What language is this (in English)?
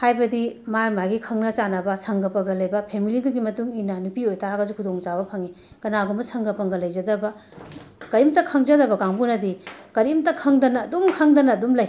Manipuri